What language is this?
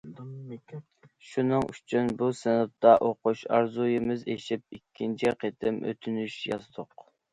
Uyghur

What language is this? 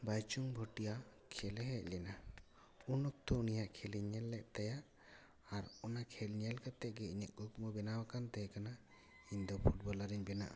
Santali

